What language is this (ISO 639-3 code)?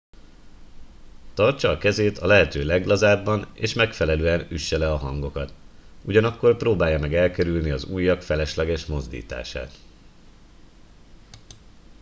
hun